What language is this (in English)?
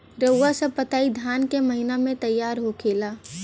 Bhojpuri